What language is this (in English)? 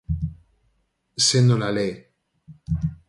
Galician